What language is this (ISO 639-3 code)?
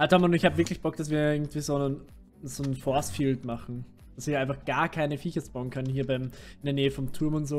deu